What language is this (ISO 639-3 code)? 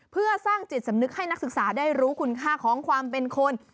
tha